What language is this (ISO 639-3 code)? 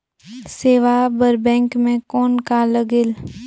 hne